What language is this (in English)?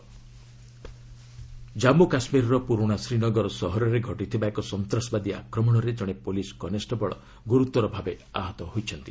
Odia